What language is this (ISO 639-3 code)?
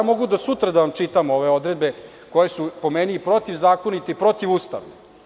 srp